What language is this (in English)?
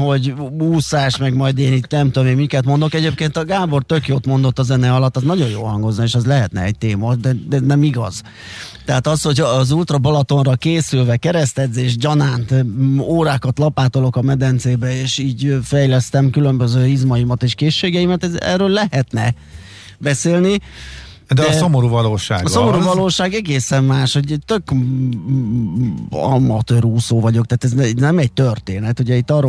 Hungarian